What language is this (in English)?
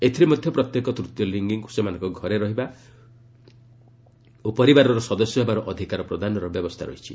Odia